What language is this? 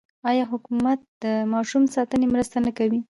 Pashto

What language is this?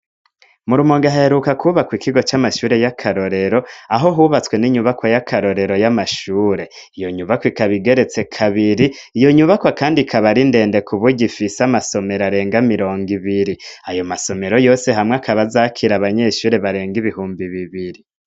Rundi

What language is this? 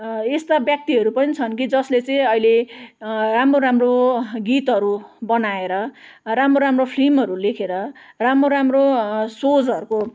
Nepali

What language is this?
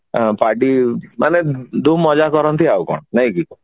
Odia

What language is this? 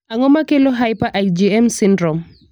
Luo (Kenya and Tanzania)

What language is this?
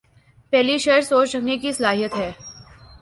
Urdu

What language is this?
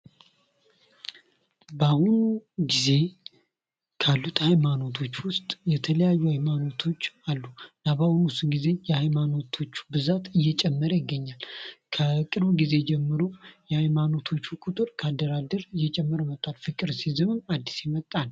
Amharic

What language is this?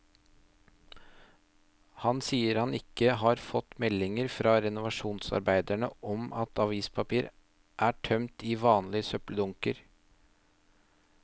Norwegian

